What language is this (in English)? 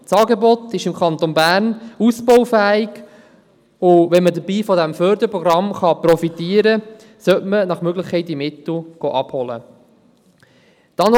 Swiss German